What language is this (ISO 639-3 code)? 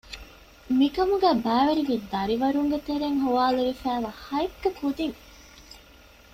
div